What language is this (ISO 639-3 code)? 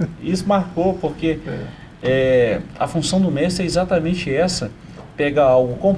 por